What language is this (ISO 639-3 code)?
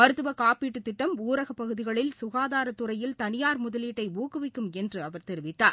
tam